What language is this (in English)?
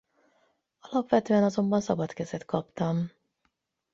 Hungarian